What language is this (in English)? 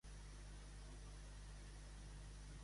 Catalan